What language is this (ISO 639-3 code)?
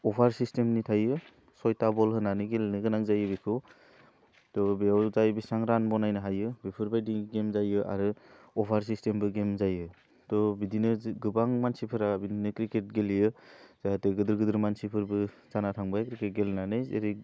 brx